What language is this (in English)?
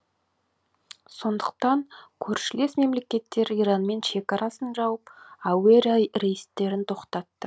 Kazakh